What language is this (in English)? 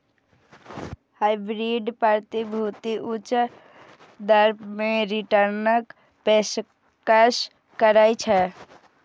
Maithili